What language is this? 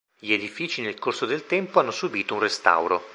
Italian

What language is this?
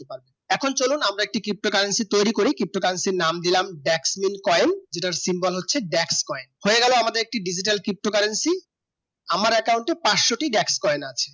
Bangla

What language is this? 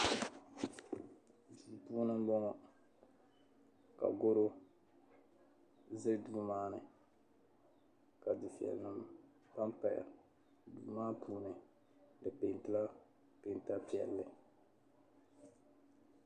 Dagbani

